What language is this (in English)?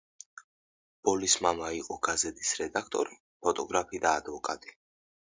Georgian